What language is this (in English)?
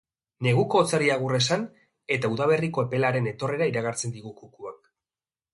Basque